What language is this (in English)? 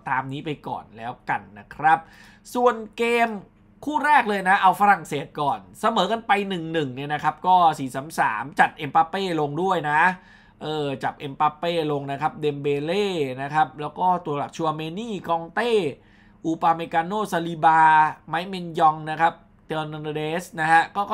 Thai